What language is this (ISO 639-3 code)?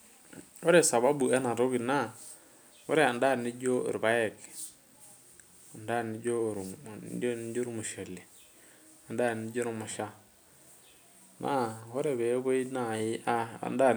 mas